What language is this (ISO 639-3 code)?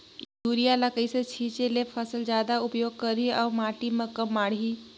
hne